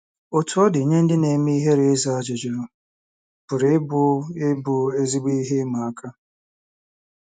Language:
Igbo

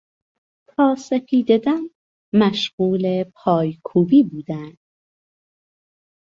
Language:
Persian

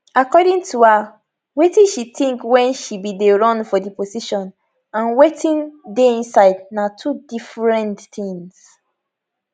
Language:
Nigerian Pidgin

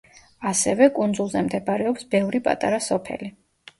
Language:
Georgian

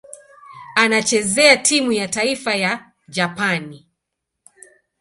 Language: Swahili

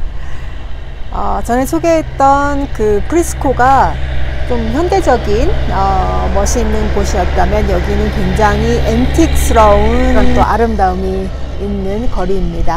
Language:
Korean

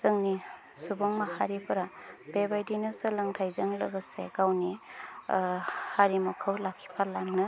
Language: Bodo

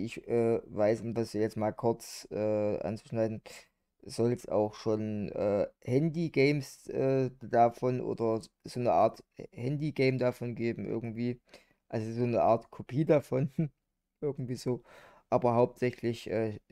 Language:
German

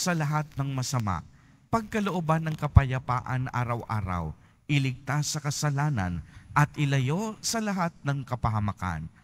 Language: Filipino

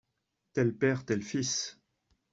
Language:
French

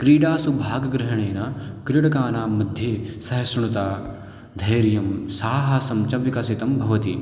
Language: Sanskrit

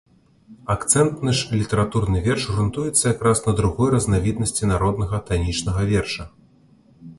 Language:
Belarusian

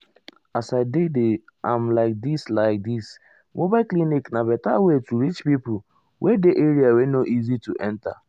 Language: Nigerian Pidgin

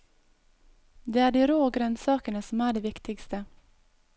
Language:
Norwegian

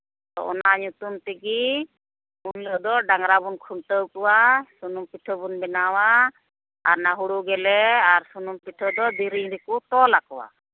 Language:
Santali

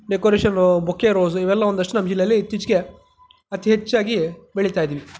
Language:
Kannada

